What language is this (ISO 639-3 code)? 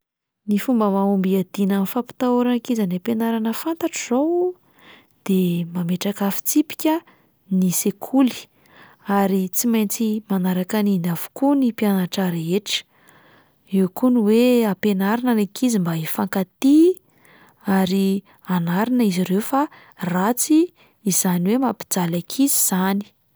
mlg